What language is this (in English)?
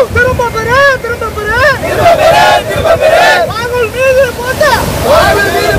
Arabic